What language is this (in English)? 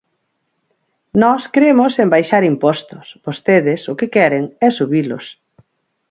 Galician